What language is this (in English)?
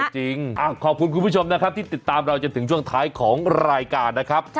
Thai